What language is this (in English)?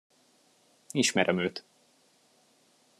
Hungarian